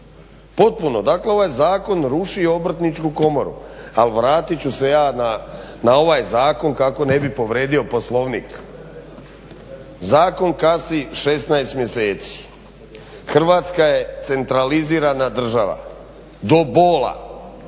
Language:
Croatian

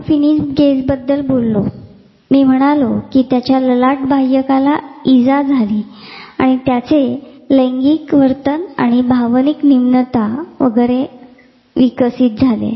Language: Marathi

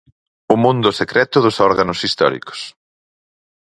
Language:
Galician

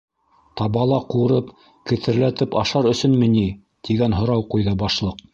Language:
Bashkir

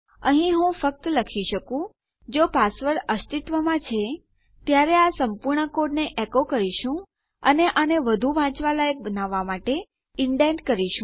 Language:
Gujarati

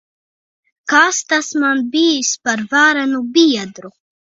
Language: Latvian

